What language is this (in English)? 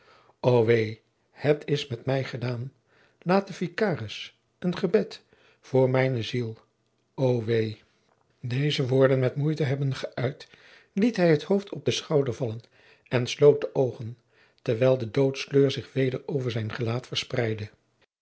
Dutch